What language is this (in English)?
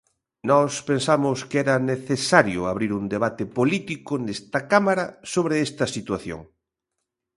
Galician